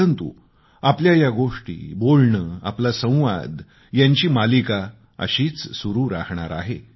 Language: Marathi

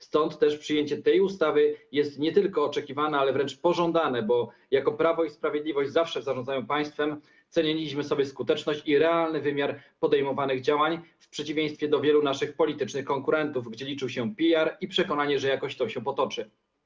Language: Polish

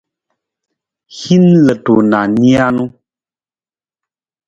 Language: Nawdm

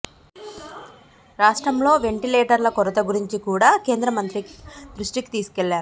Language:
Telugu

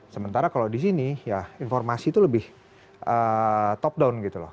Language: Indonesian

